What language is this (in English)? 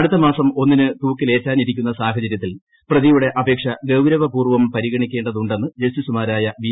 Malayalam